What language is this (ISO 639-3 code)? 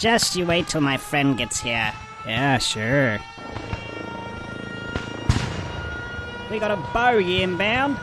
eng